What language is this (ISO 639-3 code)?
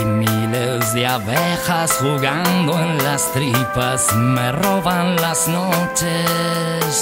ces